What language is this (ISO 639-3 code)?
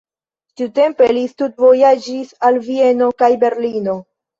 epo